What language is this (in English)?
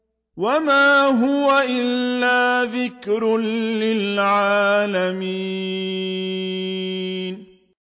Arabic